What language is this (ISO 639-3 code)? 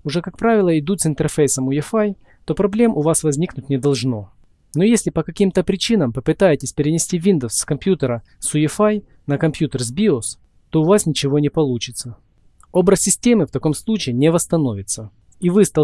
rus